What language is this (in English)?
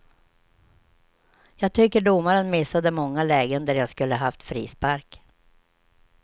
Swedish